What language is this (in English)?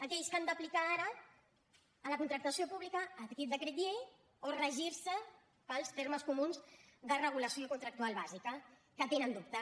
Catalan